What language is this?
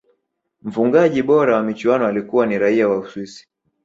Swahili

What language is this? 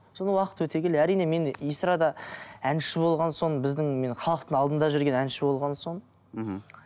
Kazakh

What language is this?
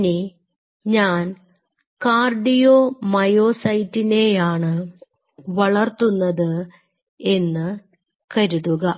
Malayalam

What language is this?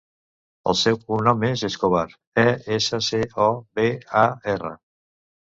Catalan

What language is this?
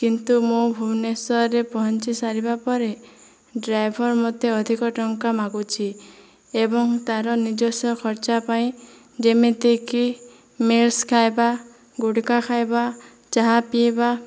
Odia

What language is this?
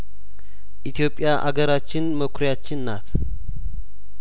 Amharic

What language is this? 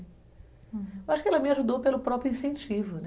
Portuguese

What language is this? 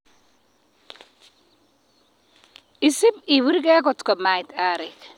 Kalenjin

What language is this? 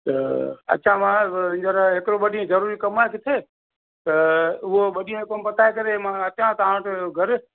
Sindhi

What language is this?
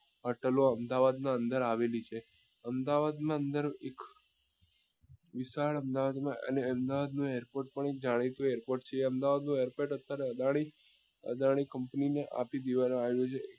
Gujarati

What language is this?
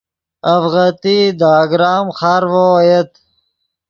Yidgha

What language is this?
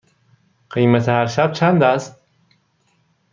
Persian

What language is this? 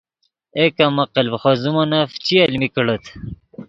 Yidgha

